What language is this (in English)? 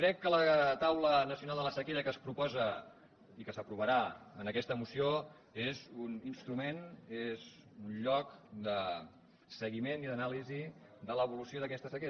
Catalan